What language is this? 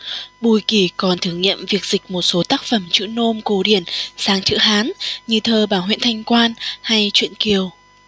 Vietnamese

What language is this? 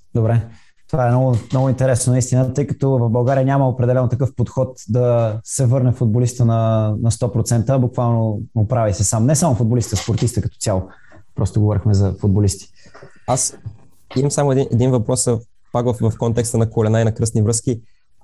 Bulgarian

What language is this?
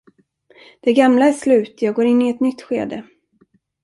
Swedish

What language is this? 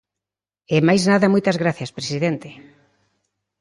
Galician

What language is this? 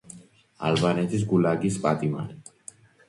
Georgian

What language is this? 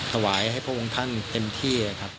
Thai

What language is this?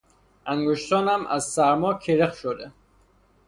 Persian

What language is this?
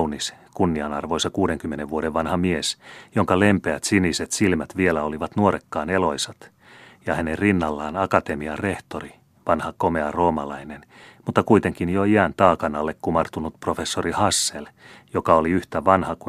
Finnish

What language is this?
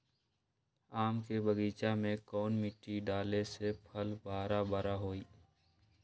Magahi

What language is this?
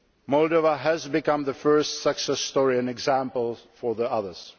English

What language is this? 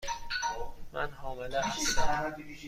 Persian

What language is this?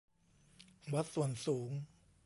Thai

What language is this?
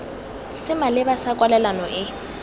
Tswana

